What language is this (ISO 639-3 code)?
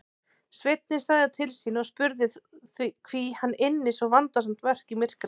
isl